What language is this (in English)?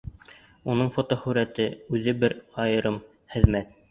Bashkir